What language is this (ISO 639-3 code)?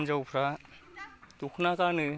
brx